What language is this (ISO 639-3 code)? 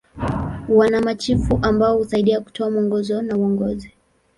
swa